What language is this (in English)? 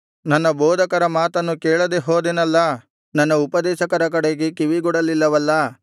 Kannada